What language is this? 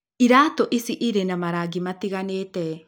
Kikuyu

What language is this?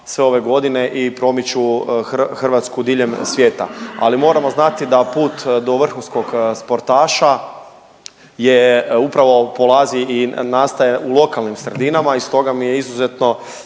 Croatian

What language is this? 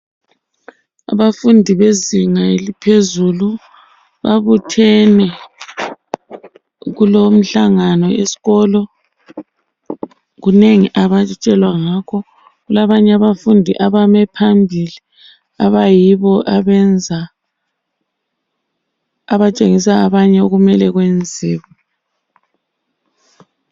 North Ndebele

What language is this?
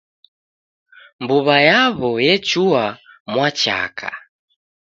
Taita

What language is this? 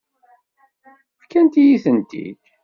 Kabyle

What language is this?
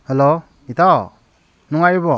Manipuri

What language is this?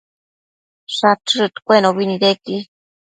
Matsés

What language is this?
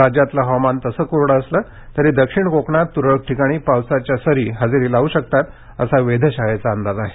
Marathi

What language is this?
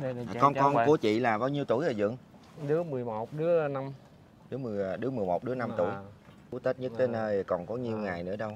Vietnamese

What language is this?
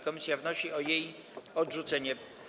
Polish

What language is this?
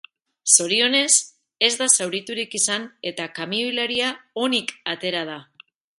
Basque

